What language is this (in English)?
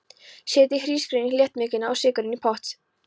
Icelandic